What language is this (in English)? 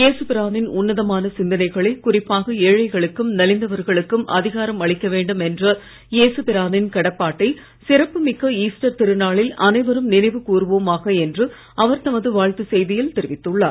Tamil